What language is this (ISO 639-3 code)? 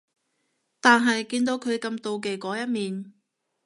yue